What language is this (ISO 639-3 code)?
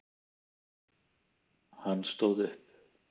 isl